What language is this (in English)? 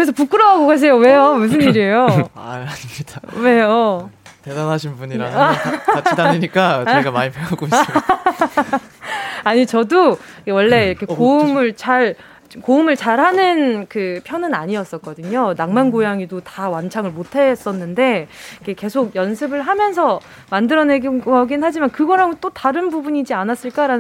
Korean